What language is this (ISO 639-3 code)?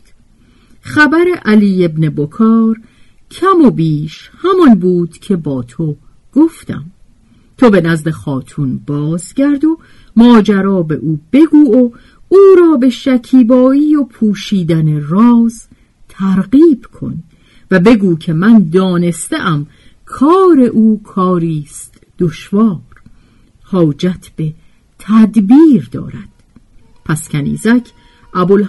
fas